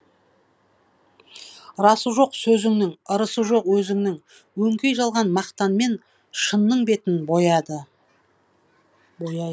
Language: Kazakh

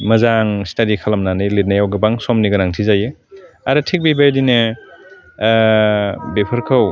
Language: Bodo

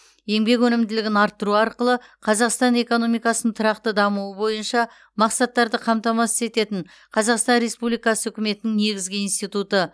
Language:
Kazakh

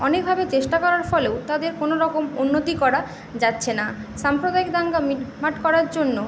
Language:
Bangla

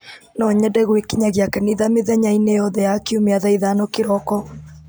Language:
Kikuyu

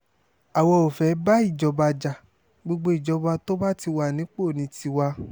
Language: Yoruba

